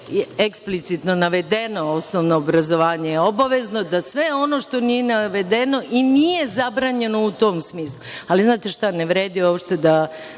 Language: Serbian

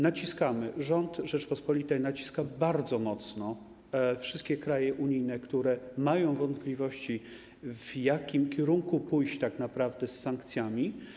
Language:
Polish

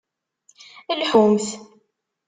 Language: Kabyle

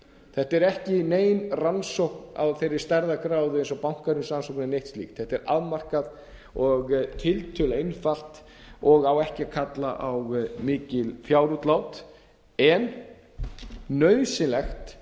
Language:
Icelandic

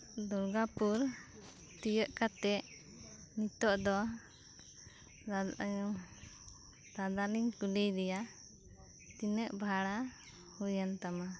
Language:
Santali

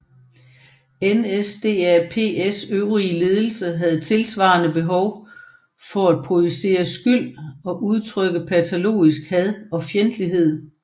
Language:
Danish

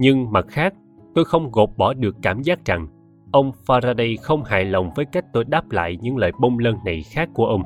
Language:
Vietnamese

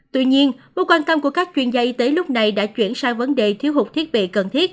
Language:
Vietnamese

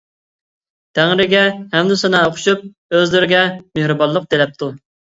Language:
Uyghur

